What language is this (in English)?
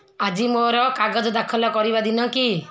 Odia